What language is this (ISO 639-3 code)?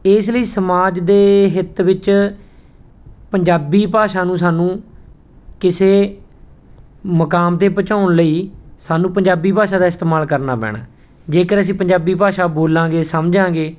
pan